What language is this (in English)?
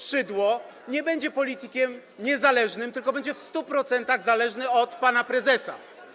Polish